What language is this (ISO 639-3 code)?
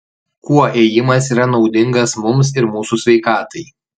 lit